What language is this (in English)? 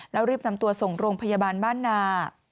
Thai